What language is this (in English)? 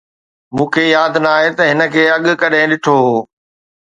Sindhi